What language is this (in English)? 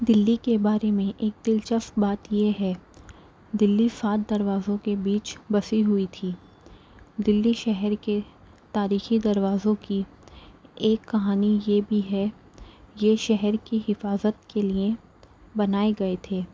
Urdu